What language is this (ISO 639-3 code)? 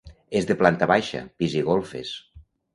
cat